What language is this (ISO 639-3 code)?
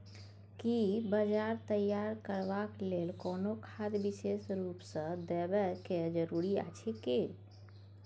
mai